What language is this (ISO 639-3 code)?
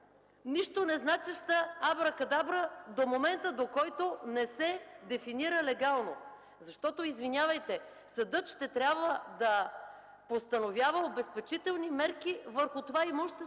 bul